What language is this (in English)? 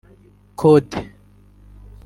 Kinyarwanda